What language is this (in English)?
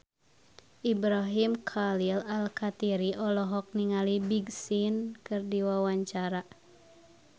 Sundanese